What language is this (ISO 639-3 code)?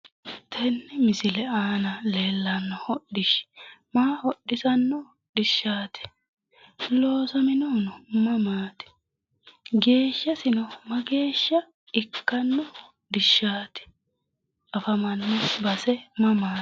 sid